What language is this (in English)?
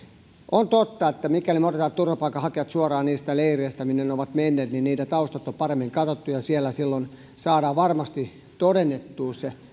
Finnish